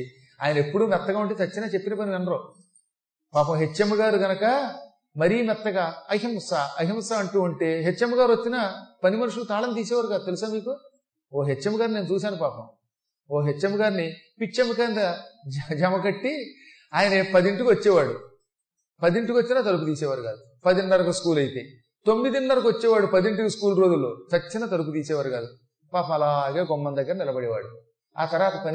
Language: Telugu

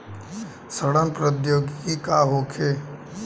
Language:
Bhojpuri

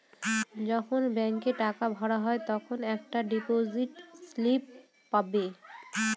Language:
Bangla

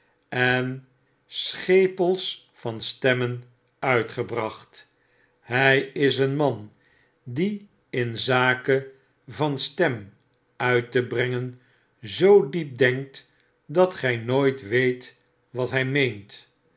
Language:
Dutch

